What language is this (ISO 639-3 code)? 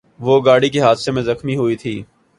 urd